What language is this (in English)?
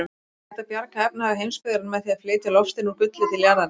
Icelandic